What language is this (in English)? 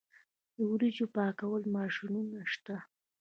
Pashto